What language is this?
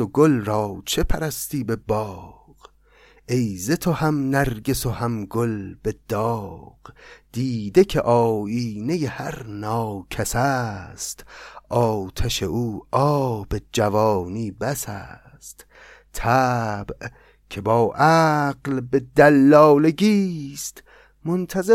Persian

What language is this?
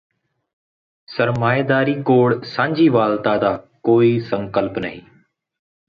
Punjabi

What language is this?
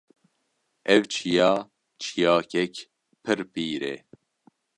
Kurdish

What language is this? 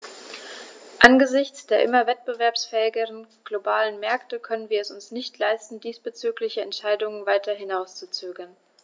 German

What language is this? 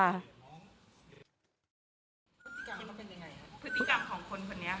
Thai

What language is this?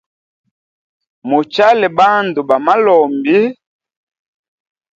Hemba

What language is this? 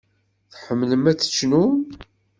Kabyle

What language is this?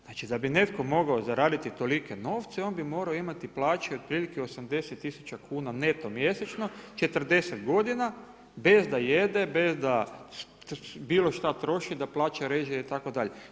Croatian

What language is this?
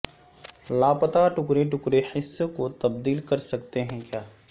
Urdu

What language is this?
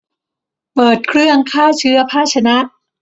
Thai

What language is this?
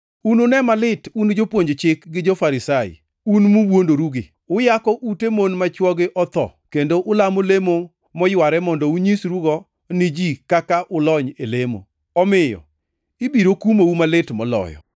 Luo (Kenya and Tanzania)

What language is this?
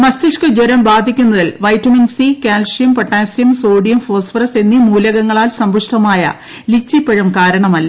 Malayalam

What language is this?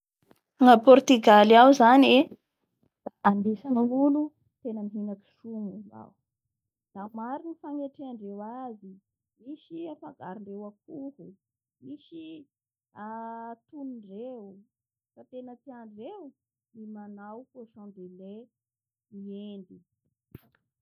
Bara Malagasy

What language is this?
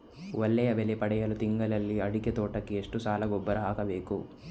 Kannada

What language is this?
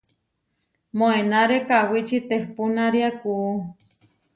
Huarijio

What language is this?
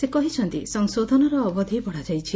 Odia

